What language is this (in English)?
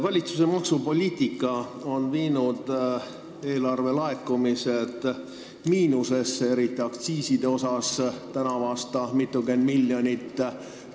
Estonian